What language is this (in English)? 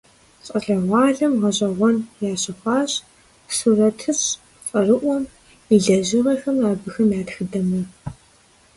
Kabardian